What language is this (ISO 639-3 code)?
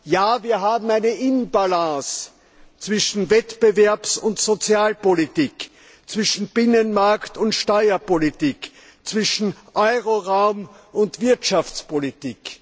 deu